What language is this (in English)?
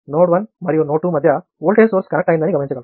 Telugu